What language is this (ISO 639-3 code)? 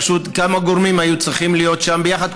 heb